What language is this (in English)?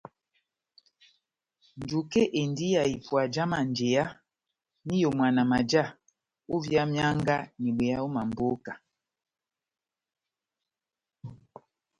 Batanga